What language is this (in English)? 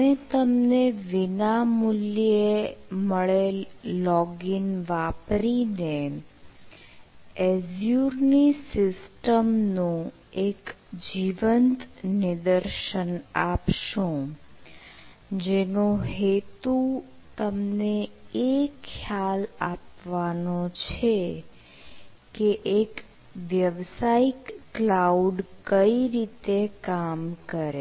Gujarati